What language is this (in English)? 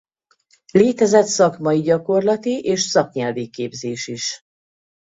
Hungarian